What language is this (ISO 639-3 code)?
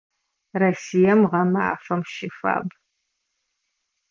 ady